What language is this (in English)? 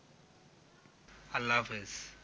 Bangla